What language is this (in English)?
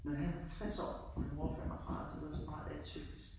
Danish